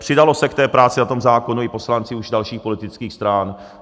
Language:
Czech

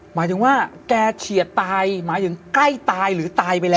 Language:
Thai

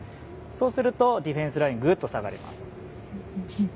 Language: Japanese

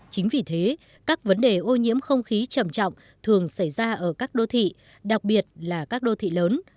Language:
Vietnamese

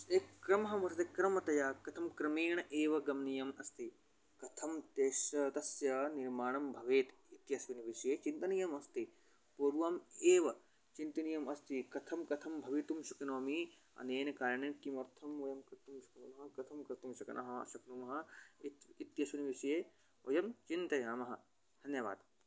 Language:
Sanskrit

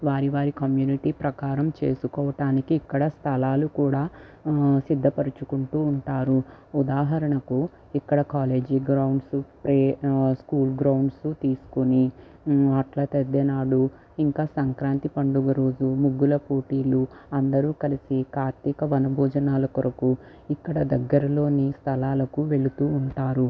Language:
Telugu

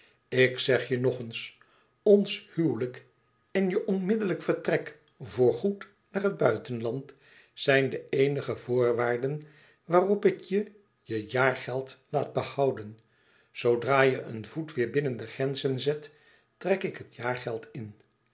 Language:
Dutch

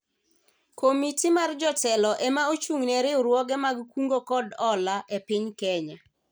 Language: Luo (Kenya and Tanzania)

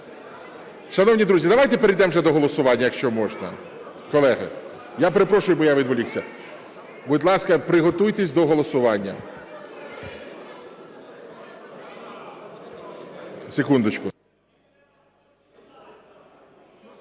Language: Ukrainian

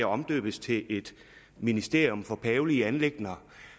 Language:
Danish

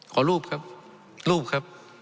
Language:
Thai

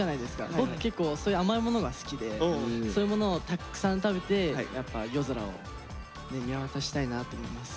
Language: Japanese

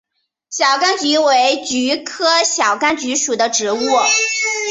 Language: Chinese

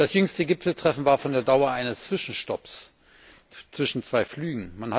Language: German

